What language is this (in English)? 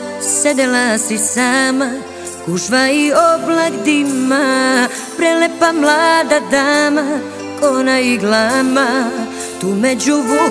Polish